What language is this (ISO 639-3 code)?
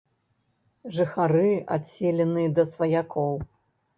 bel